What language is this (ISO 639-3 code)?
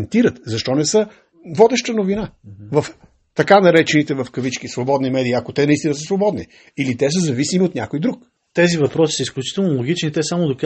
bul